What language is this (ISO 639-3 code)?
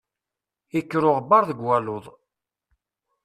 kab